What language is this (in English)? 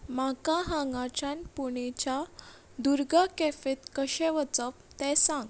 Konkani